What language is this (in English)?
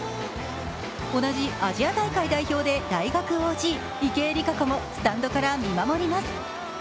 Japanese